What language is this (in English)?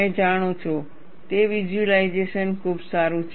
Gujarati